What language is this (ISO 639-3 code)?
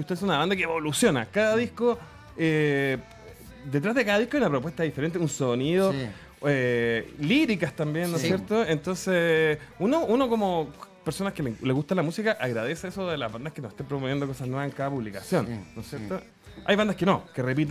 spa